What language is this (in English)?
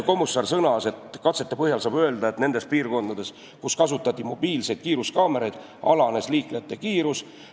Estonian